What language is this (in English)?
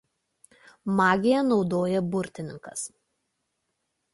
Lithuanian